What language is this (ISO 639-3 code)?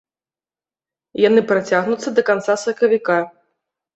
bel